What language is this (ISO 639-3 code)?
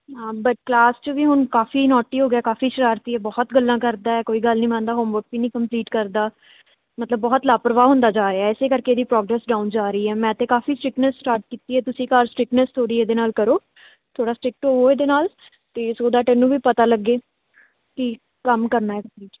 pan